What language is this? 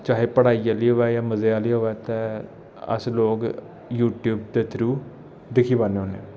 Dogri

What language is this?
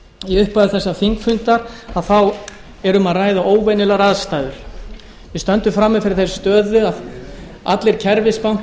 Icelandic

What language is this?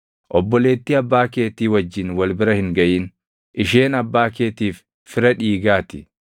Oromo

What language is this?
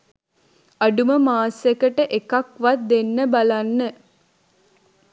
Sinhala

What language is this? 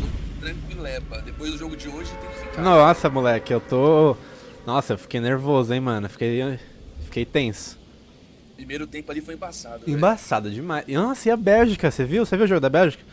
Portuguese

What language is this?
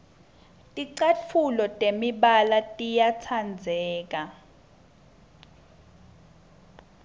Swati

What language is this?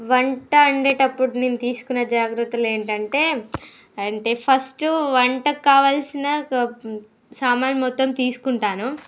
Telugu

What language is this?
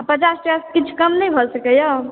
Maithili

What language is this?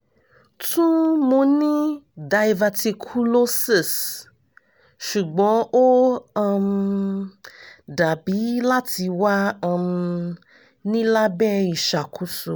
Yoruba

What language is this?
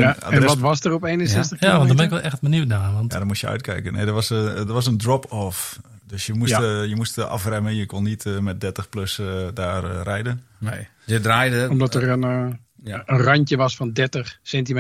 Dutch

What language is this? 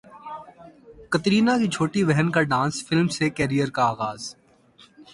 Urdu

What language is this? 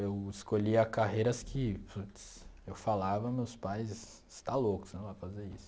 Portuguese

